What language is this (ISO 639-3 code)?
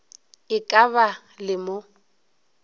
nso